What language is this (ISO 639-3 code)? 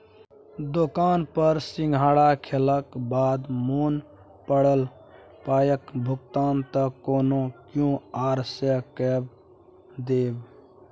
mai